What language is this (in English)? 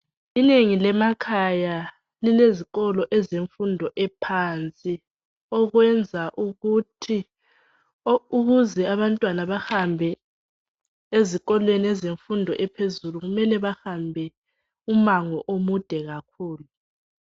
North Ndebele